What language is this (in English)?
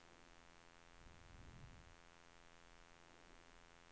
Swedish